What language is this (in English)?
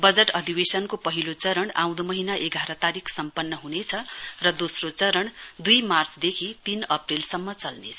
Nepali